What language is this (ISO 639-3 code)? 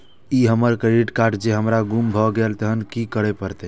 mai